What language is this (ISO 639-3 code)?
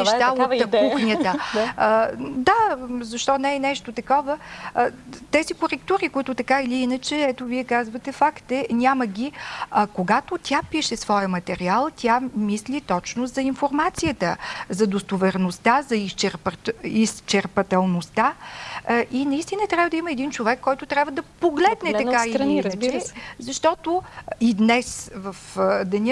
bul